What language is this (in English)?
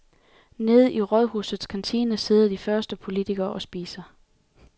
Danish